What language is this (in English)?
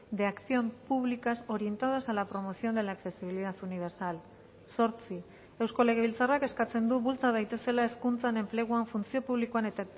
Basque